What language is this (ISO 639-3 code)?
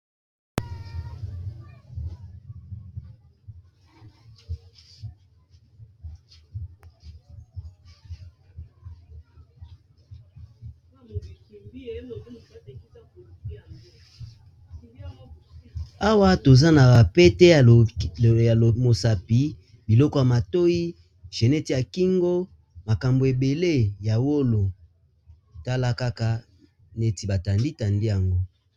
lin